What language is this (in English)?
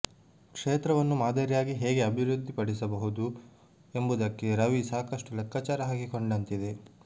Kannada